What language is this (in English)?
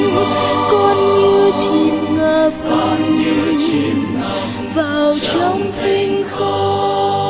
Vietnamese